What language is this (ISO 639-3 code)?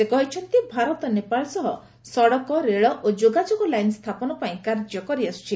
ori